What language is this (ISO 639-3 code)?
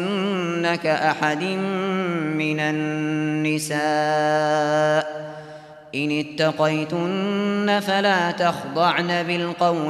ara